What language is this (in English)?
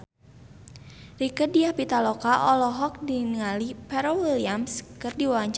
Sundanese